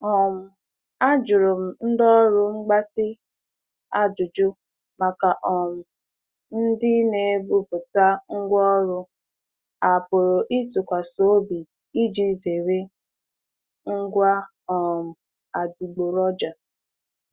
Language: Igbo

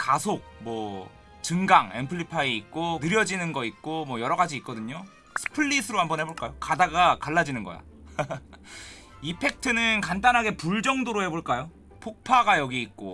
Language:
Korean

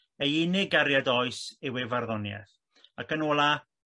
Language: Welsh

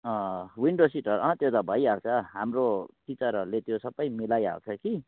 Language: Nepali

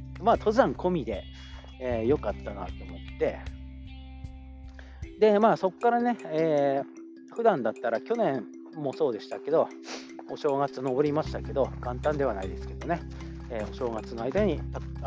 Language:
Japanese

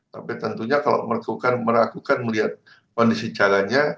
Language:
Indonesian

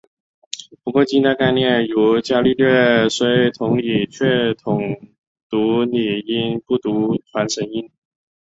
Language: Chinese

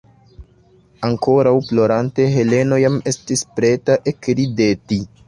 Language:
Esperanto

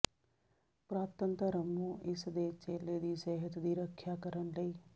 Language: Punjabi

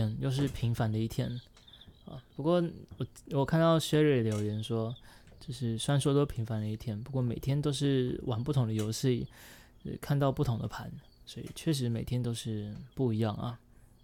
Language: Chinese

